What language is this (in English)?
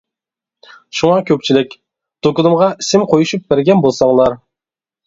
Uyghur